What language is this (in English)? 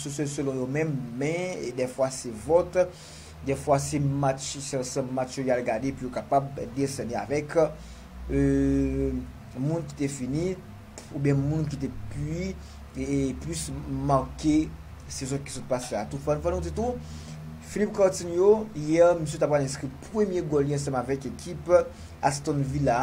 French